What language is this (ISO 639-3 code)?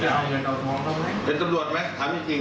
tha